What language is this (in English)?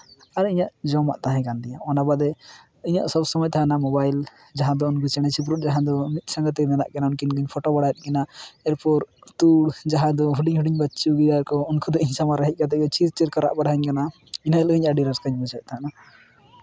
Santali